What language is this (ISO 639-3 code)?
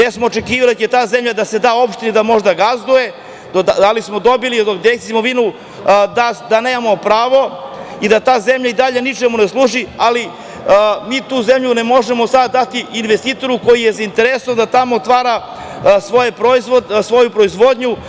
srp